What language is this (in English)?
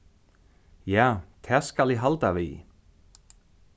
Faroese